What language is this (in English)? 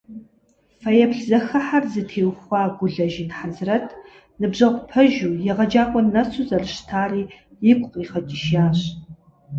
Kabardian